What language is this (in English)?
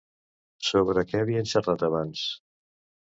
Catalan